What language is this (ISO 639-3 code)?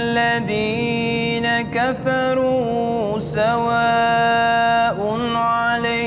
ind